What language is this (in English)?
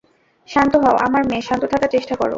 Bangla